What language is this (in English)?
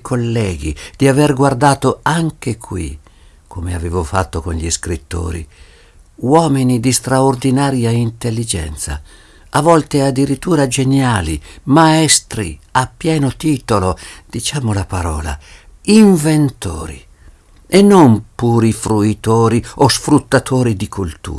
Italian